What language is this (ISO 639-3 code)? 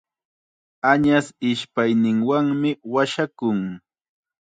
qxa